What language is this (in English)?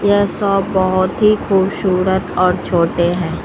Hindi